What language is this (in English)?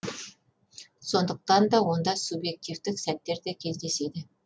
Kazakh